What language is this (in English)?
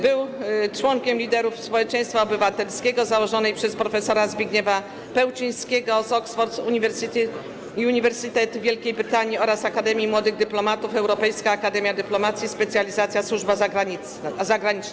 Polish